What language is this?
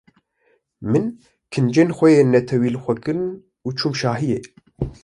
Kurdish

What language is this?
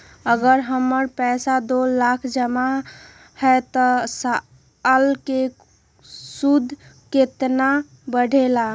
Magahi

